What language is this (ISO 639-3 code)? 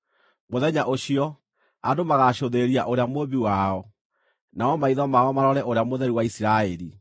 kik